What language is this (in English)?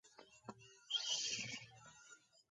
Georgian